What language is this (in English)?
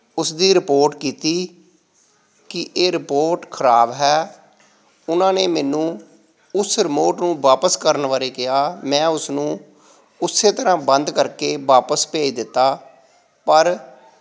Punjabi